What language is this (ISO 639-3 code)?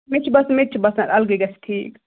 kas